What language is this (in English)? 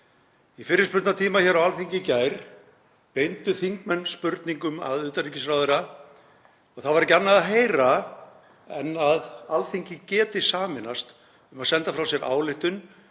Icelandic